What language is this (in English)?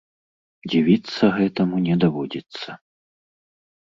Belarusian